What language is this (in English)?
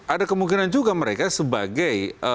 Indonesian